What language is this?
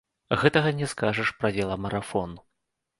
Belarusian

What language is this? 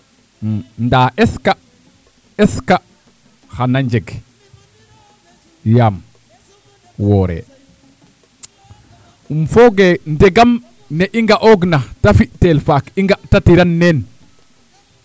Serer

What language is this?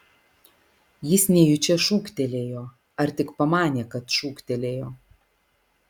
Lithuanian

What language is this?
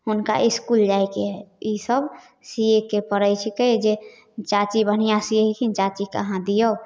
Maithili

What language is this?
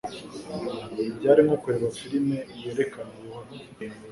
Kinyarwanda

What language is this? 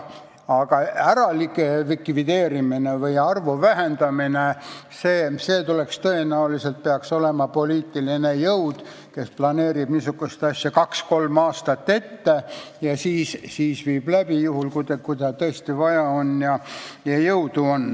Estonian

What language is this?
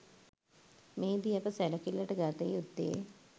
Sinhala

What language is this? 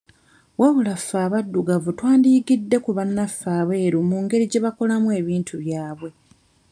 Ganda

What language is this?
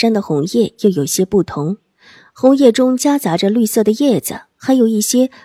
Chinese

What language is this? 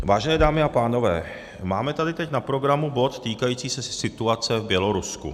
Czech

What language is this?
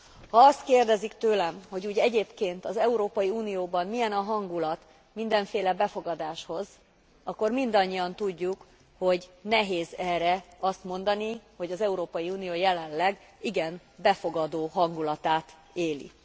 Hungarian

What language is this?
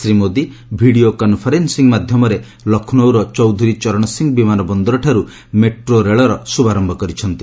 Odia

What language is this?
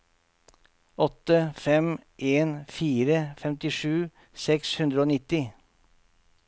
Norwegian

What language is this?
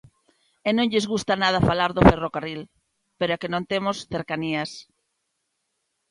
Galician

